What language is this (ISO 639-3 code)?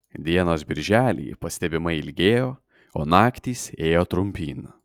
lit